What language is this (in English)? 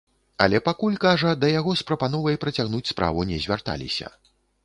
Belarusian